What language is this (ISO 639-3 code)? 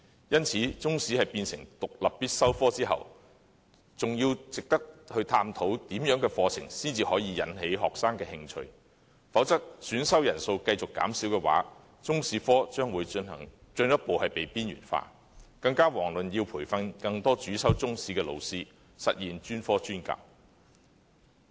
yue